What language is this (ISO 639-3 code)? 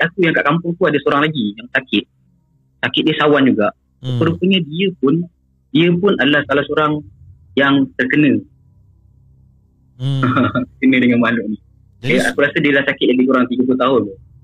msa